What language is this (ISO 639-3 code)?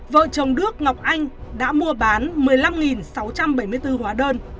vie